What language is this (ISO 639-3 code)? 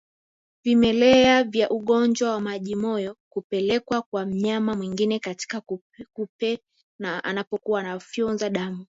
swa